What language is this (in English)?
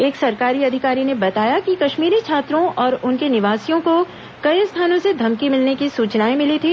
Hindi